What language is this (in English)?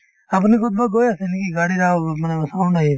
Assamese